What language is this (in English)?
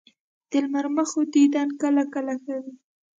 Pashto